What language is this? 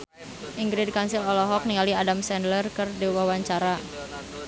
Sundanese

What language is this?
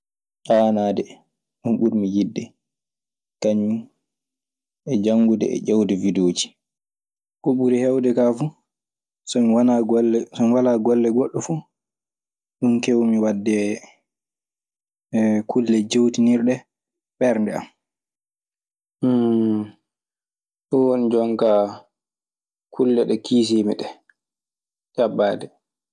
Maasina Fulfulde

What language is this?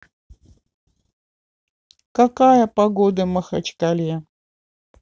Russian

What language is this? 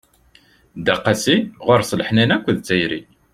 Kabyle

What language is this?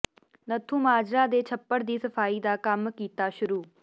Punjabi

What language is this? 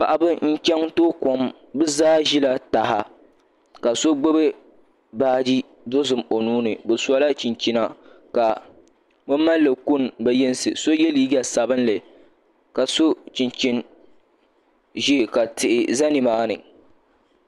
Dagbani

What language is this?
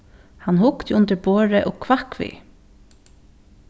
Faroese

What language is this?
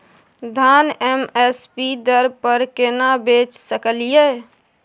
Maithili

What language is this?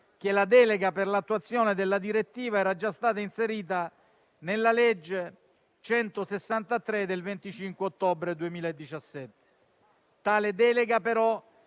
Italian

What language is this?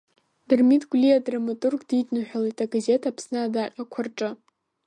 Abkhazian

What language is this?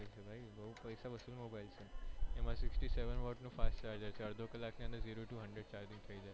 Gujarati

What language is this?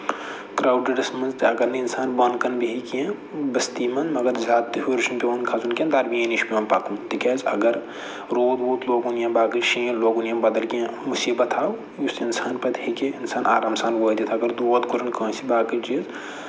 Kashmiri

